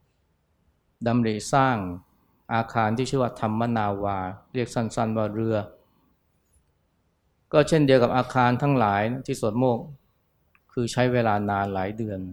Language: Thai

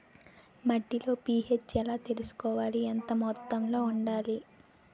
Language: Telugu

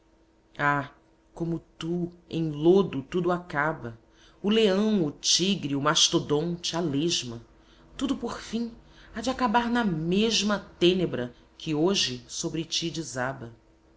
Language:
Portuguese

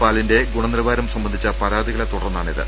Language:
Malayalam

